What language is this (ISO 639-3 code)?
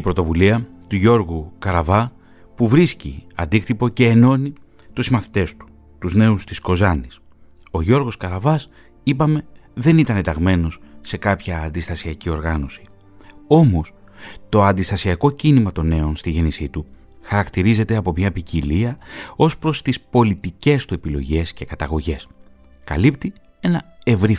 ell